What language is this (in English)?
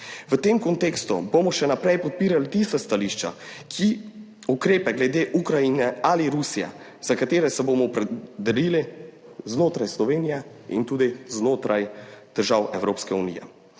Slovenian